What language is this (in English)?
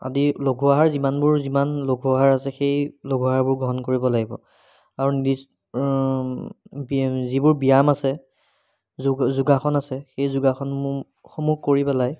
Assamese